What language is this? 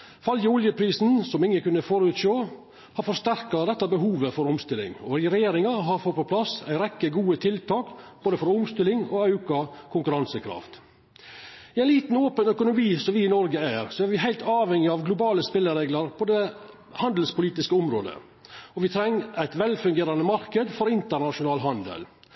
Norwegian Nynorsk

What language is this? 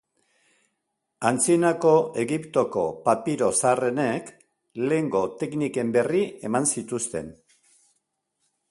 Basque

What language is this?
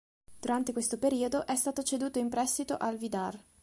Italian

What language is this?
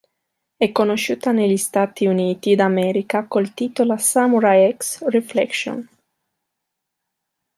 Italian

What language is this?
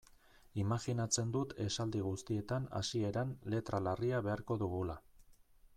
Basque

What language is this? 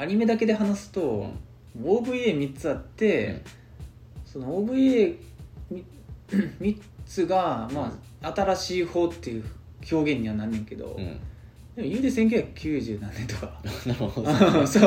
Japanese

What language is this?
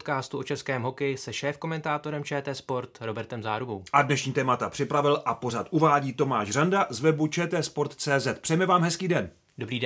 Czech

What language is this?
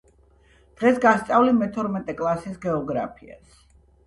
Georgian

